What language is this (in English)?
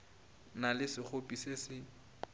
Northern Sotho